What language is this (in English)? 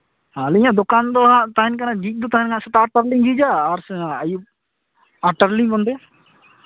Santali